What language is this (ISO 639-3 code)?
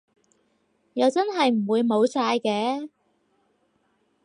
yue